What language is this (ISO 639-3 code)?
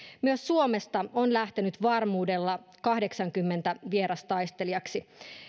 fin